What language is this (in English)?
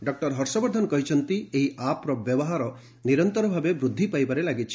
Odia